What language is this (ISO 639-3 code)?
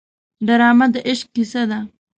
pus